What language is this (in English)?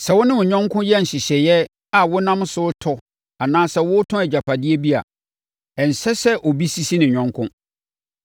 Akan